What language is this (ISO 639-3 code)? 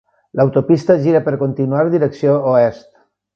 cat